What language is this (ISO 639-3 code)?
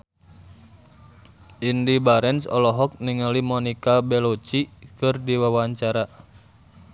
sun